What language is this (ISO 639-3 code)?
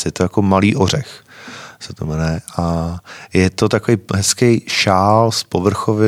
ces